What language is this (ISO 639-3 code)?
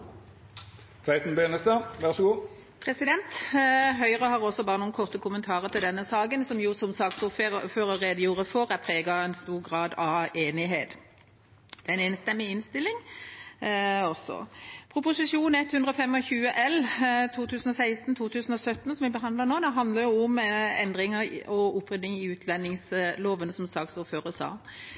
nob